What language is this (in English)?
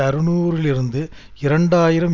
Tamil